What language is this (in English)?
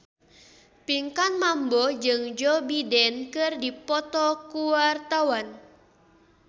Sundanese